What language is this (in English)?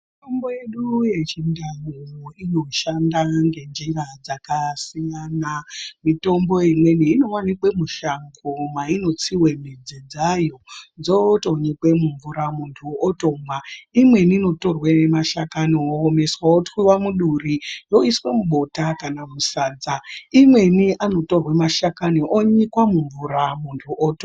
Ndau